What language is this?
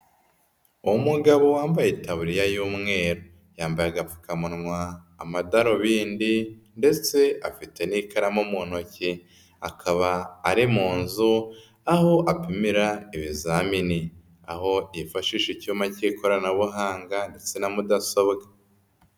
Kinyarwanda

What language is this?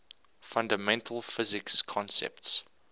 English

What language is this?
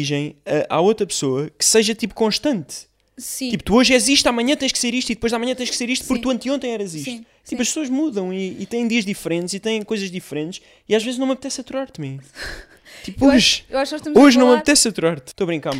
Portuguese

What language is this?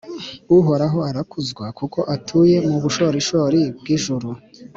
Kinyarwanda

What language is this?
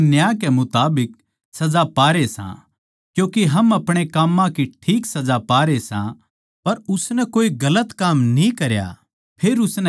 Haryanvi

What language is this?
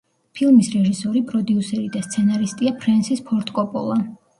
Georgian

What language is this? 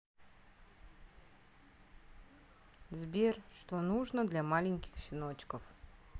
Russian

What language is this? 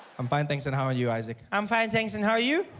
English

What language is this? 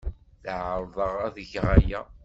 Kabyle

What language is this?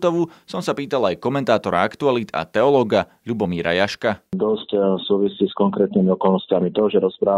Slovak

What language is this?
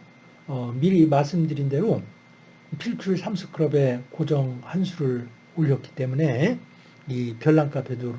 Korean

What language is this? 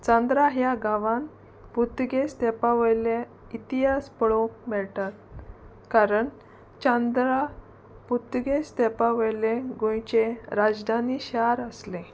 Konkani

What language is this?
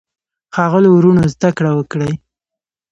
Pashto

